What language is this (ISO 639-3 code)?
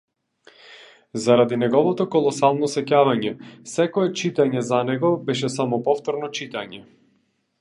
mkd